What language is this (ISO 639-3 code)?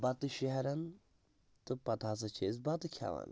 kas